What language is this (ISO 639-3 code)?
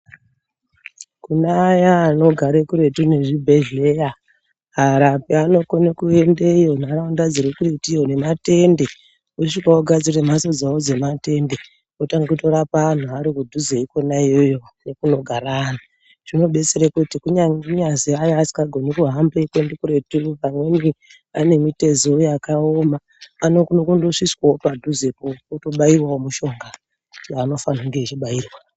ndc